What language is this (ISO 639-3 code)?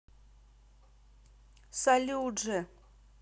rus